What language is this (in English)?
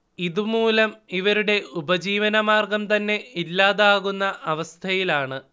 Malayalam